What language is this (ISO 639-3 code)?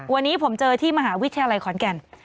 tha